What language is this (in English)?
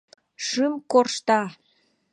Mari